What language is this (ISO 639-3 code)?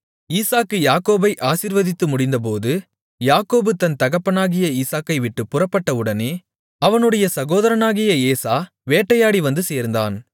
tam